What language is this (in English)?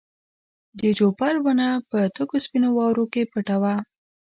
Pashto